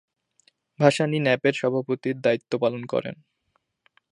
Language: Bangla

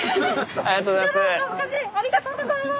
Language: Japanese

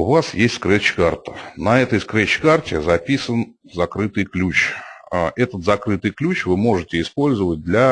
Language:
Russian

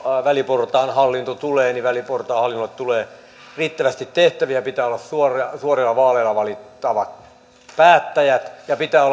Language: Finnish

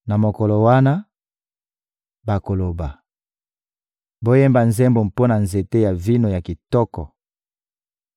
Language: Lingala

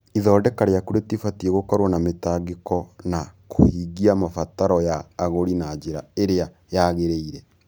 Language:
Kikuyu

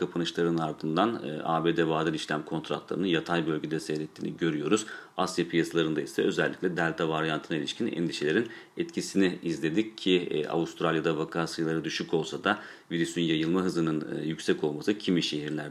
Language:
Turkish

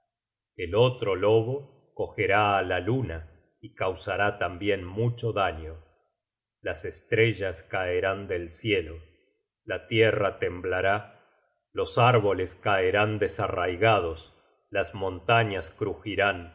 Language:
Spanish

